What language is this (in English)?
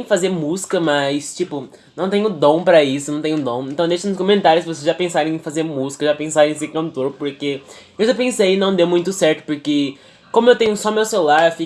Portuguese